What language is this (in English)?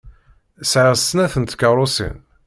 Kabyle